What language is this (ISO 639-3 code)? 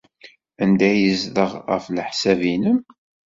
kab